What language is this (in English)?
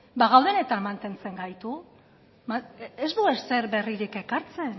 Basque